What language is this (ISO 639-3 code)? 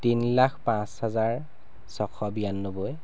asm